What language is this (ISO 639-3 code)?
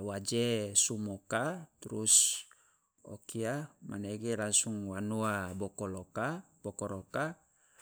loa